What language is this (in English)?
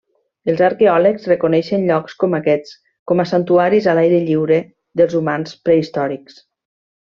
Catalan